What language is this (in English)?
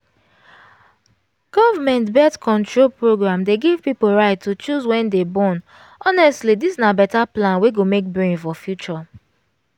Nigerian Pidgin